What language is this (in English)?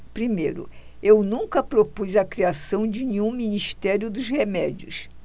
Portuguese